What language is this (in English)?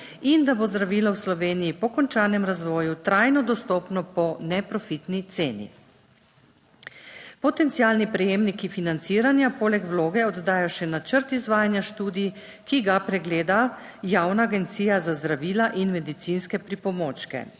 Slovenian